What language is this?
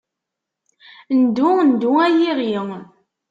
Kabyle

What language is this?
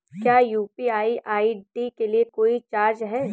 Hindi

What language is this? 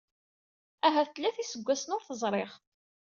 Kabyle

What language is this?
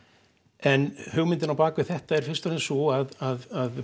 Icelandic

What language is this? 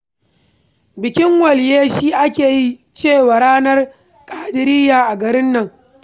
Hausa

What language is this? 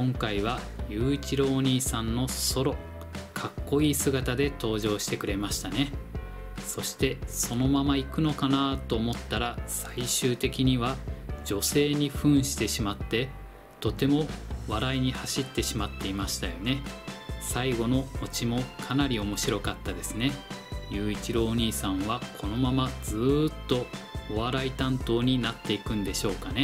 Japanese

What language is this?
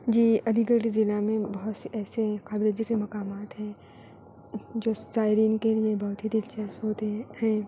Urdu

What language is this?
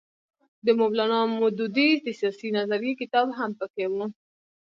Pashto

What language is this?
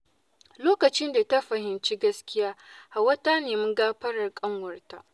Hausa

